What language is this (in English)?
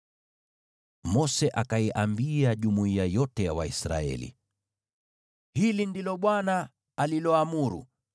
Swahili